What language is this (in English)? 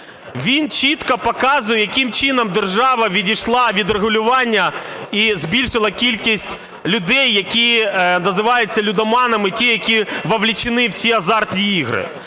Ukrainian